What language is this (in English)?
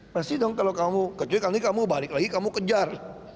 Indonesian